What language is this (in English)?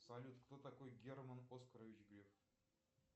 Russian